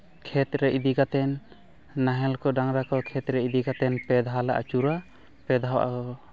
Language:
Santali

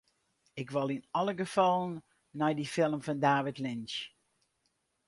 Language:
Western Frisian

